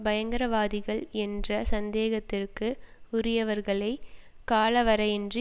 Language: Tamil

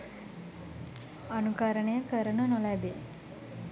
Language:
Sinhala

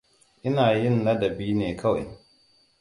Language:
Hausa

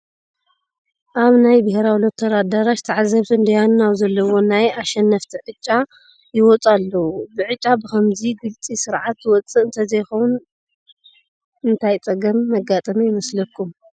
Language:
Tigrinya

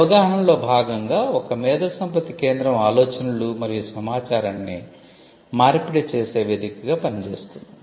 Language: Telugu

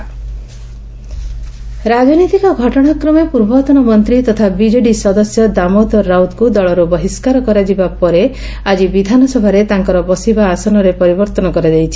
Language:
Odia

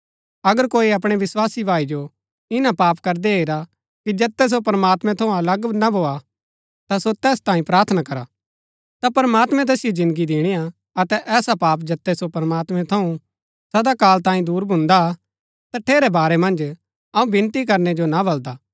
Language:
Gaddi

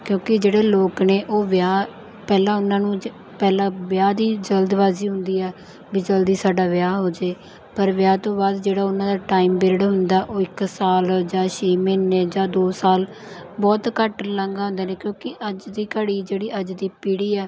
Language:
Punjabi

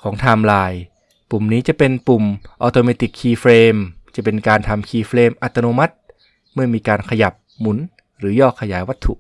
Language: Thai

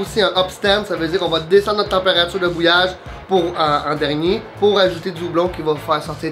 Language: French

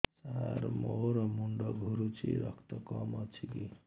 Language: Odia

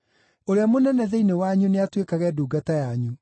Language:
Kikuyu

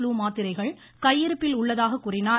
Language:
Tamil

